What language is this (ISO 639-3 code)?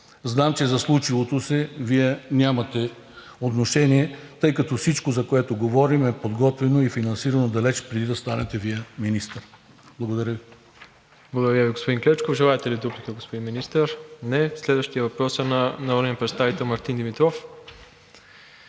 bul